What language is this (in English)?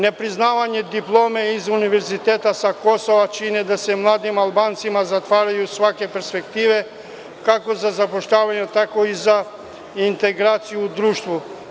Serbian